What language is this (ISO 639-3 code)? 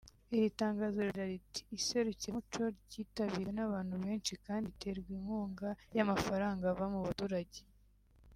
kin